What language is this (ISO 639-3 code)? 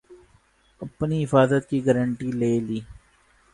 urd